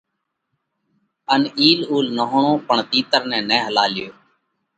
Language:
Parkari Koli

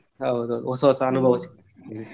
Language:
Kannada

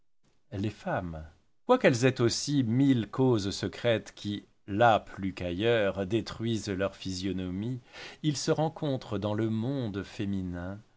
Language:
French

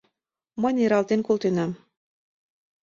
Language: Mari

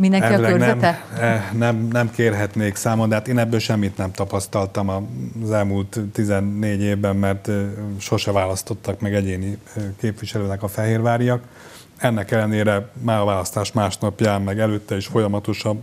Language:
Hungarian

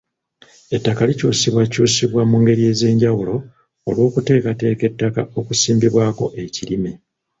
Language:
Ganda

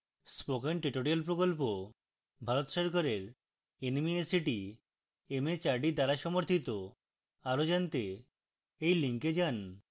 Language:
Bangla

